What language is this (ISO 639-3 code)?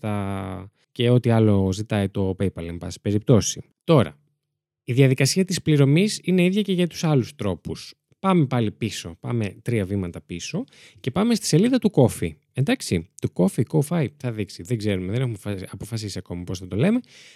ell